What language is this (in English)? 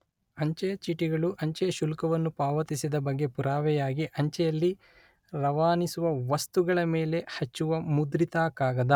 Kannada